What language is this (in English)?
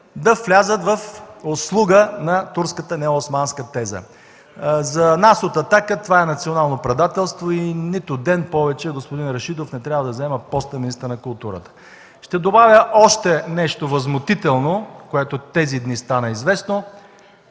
Bulgarian